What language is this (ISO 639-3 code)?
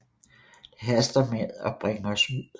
dan